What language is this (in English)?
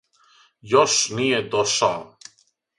Serbian